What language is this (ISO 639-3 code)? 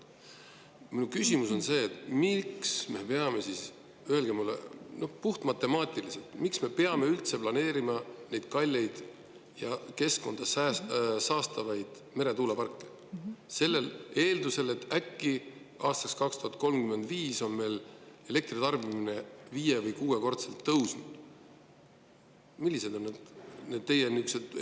est